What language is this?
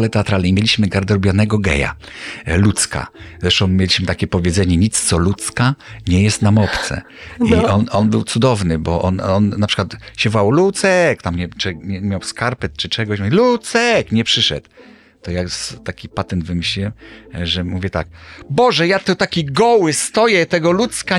Polish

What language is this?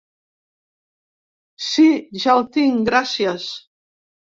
Catalan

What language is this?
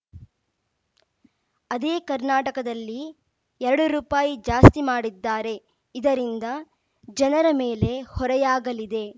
Kannada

